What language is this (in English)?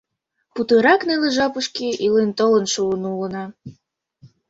Mari